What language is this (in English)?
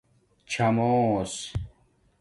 Domaaki